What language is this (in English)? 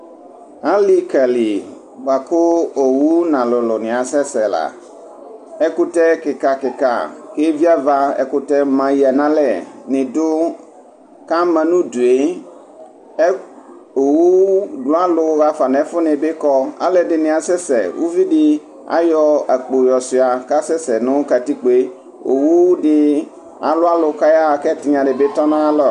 Ikposo